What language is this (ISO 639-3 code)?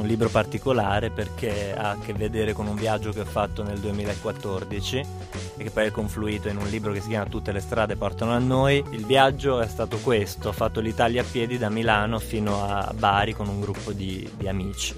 ita